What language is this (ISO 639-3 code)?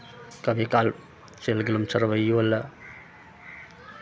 mai